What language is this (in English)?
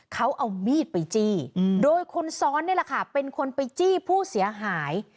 Thai